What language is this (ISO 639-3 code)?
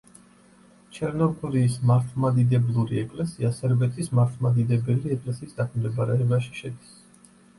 kat